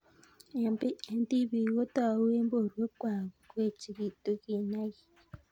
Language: Kalenjin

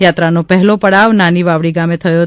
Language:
Gujarati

